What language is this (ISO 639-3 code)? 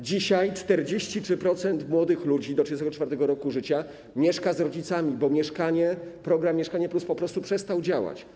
pol